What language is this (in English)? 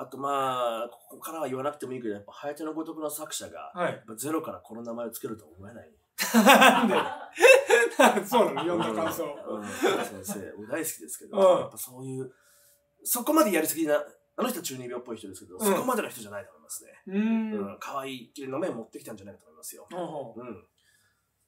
Japanese